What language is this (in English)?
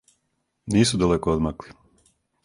Serbian